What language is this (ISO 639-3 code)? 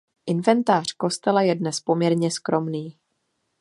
ces